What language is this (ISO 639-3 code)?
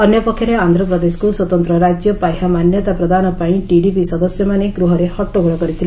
ori